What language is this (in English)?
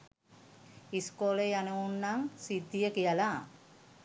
Sinhala